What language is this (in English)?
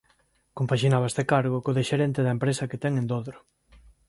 Galician